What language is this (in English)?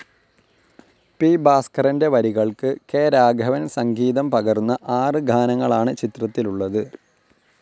Malayalam